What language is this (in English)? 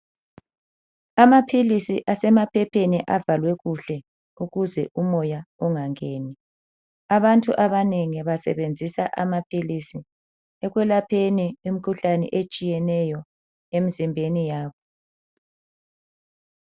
North Ndebele